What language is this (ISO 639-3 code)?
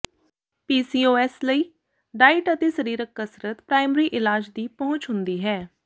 pan